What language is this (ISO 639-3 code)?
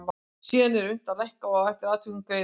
isl